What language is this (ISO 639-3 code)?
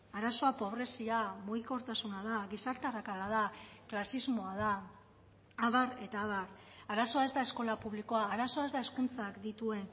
eus